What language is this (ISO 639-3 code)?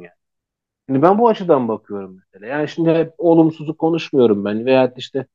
tur